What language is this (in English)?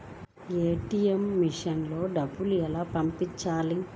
Telugu